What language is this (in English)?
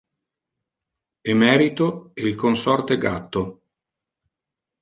Italian